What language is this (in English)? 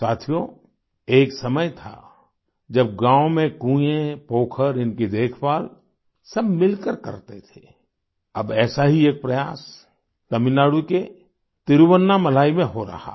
Hindi